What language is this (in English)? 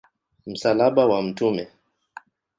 Swahili